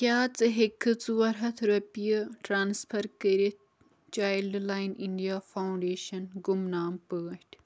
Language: Kashmiri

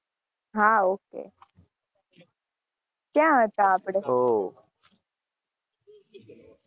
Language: Gujarati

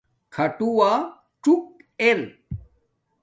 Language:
Domaaki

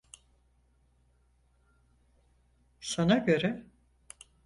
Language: Turkish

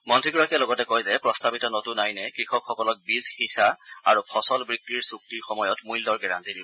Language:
Assamese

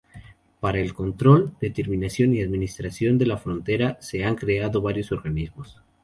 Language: Spanish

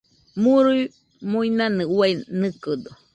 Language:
Nüpode Huitoto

